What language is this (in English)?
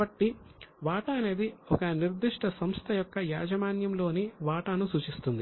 Telugu